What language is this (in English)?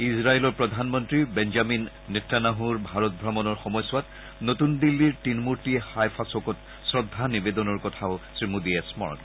Assamese